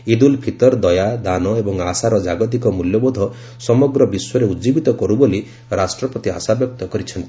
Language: Odia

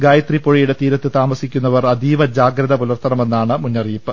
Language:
Malayalam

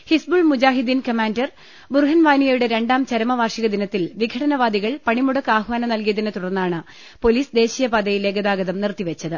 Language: Malayalam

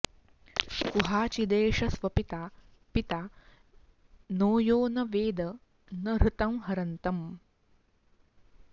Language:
Sanskrit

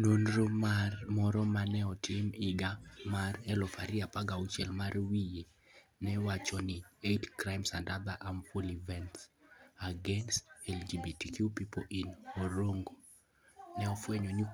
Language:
Luo (Kenya and Tanzania)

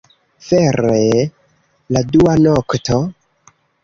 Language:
Esperanto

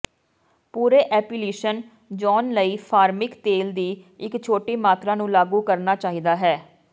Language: Punjabi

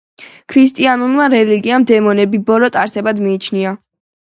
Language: Georgian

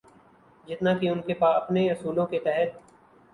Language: Urdu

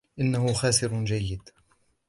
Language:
Arabic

